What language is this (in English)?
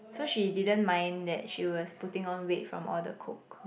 English